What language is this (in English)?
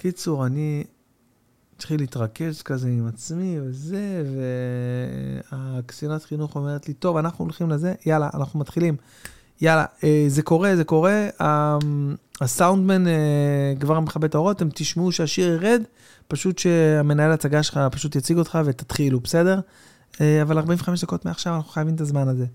Hebrew